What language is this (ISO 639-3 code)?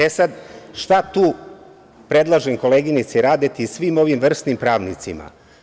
srp